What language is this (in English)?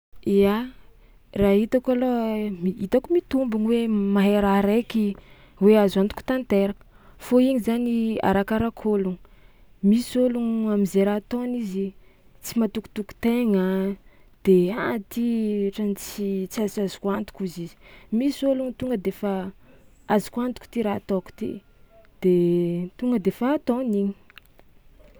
Tsimihety Malagasy